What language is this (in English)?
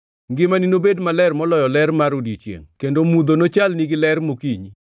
Luo (Kenya and Tanzania)